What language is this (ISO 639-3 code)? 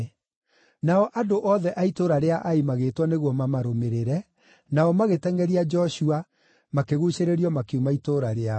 kik